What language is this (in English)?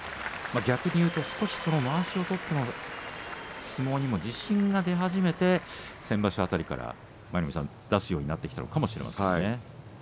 Japanese